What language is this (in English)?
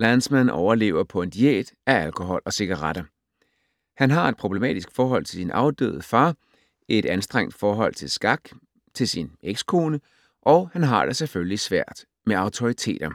Danish